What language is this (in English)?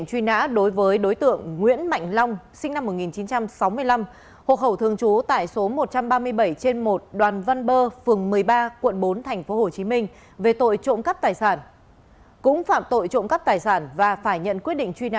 Vietnamese